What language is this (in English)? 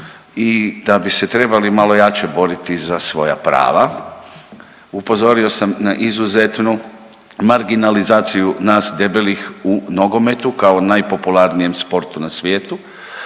Croatian